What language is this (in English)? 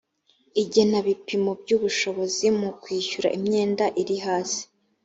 Kinyarwanda